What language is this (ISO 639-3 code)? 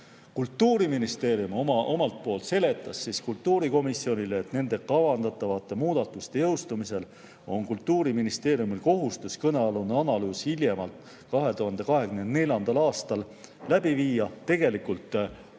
est